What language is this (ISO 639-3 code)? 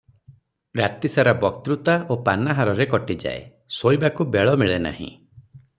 ori